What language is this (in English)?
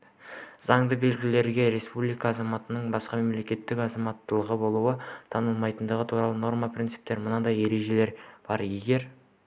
Kazakh